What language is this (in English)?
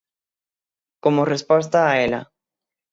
Galician